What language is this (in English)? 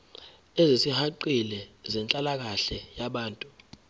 Zulu